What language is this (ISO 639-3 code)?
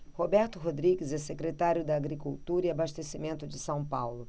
por